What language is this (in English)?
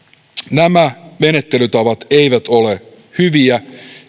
Finnish